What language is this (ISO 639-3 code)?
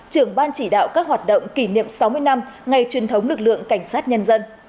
vie